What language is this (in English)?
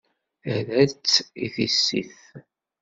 Kabyle